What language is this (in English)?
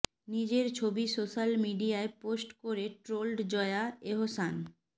Bangla